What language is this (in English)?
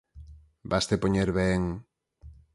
Galician